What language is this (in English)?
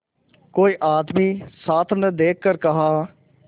Hindi